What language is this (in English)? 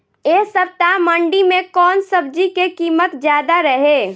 Bhojpuri